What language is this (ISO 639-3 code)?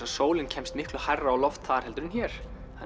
isl